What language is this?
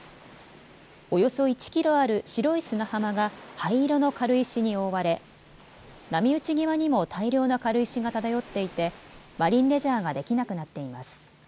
Japanese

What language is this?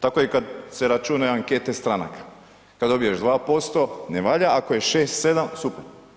Croatian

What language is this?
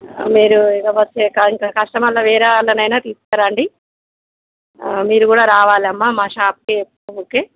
Telugu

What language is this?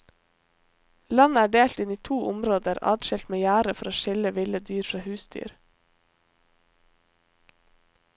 Norwegian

